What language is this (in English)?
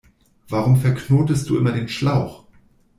German